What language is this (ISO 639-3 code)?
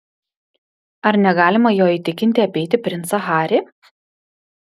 lit